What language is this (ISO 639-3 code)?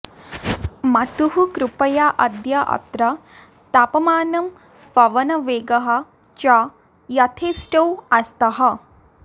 san